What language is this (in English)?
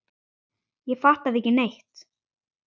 Icelandic